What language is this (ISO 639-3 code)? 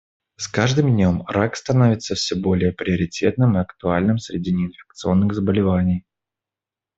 rus